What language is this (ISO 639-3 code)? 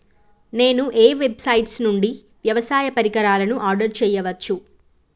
tel